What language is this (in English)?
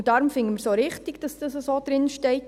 Swiss German